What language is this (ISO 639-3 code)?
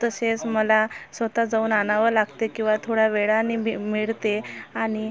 mar